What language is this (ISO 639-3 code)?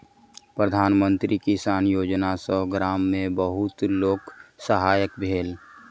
mai